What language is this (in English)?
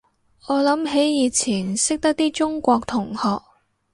Cantonese